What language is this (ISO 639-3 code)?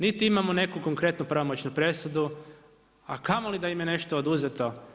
hrv